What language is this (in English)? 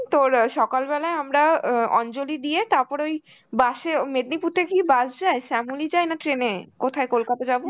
Bangla